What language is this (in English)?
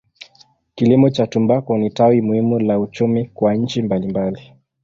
Swahili